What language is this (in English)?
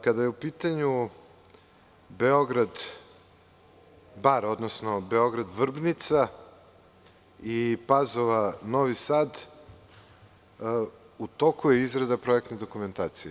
Serbian